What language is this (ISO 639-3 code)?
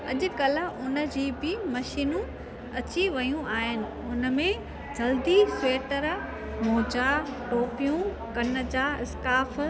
snd